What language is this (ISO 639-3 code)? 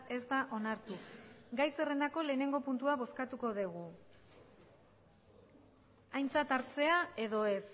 eus